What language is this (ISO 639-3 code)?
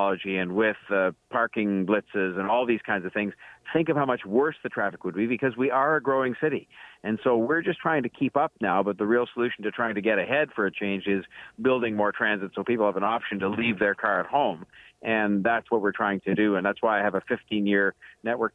eng